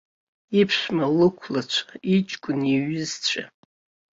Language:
Abkhazian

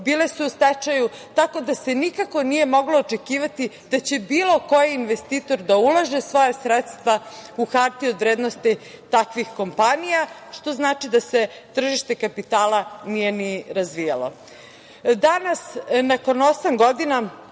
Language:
Serbian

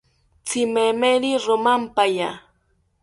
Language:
South Ucayali Ashéninka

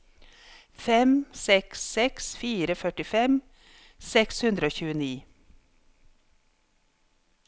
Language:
Norwegian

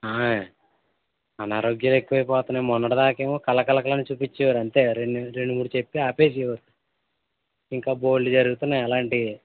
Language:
Telugu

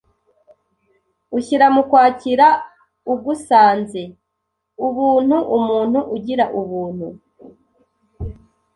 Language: Kinyarwanda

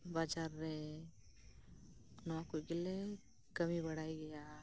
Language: Santali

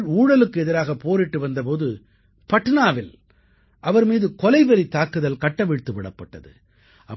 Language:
Tamil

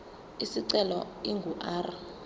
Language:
Zulu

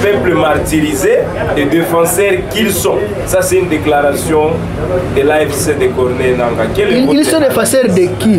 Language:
French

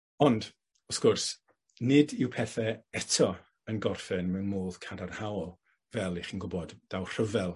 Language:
Welsh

